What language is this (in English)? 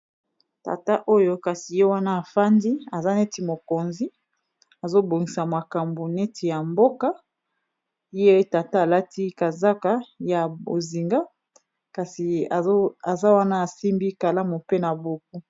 Lingala